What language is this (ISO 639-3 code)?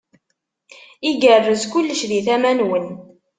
kab